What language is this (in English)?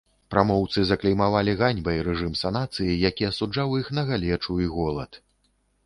Belarusian